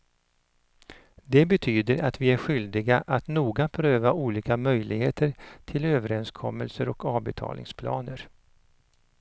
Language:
Swedish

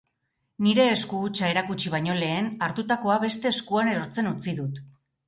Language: Basque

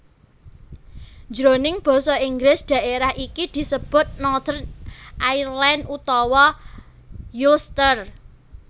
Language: Javanese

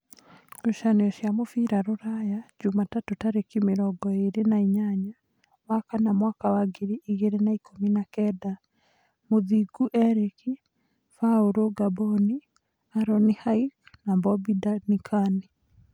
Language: Kikuyu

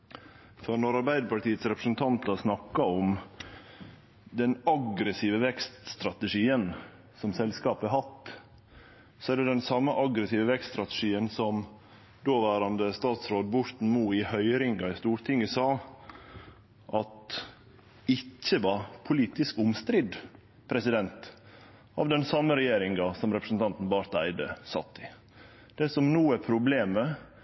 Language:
Norwegian Nynorsk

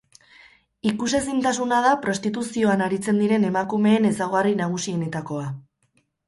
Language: Basque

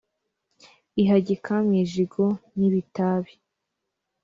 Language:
Kinyarwanda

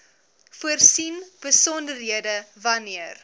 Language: Afrikaans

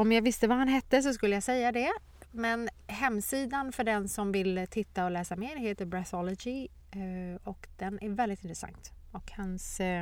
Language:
Swedish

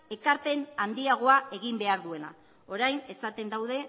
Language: Basque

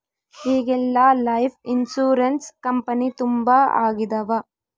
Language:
Kannada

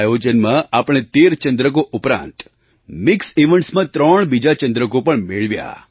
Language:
Gujarati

